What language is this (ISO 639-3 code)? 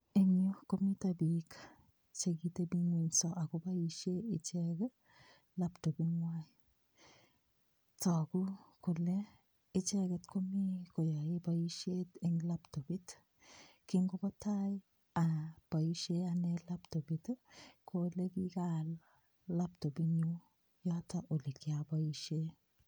kln